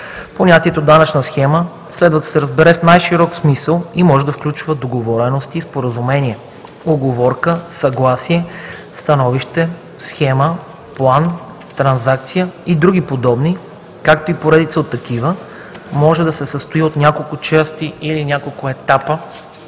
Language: Bulgarian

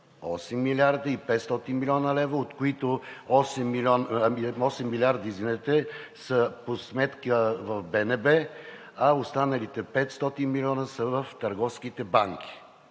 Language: Bulgarian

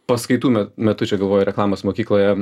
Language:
Lithuanian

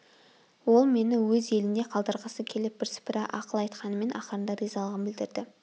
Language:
Kazakh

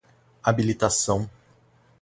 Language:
Portuguese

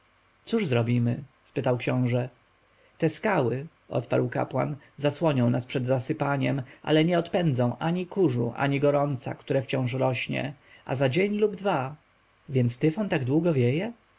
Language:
Polish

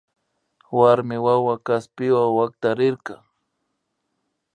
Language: Imbabura Highland Quichua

